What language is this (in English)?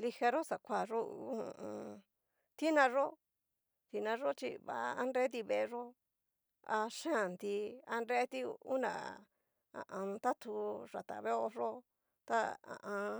Cacaloxtepec Mixtec